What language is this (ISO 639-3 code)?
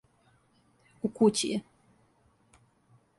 srp